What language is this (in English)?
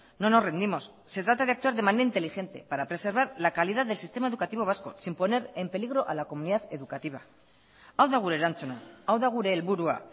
Spanish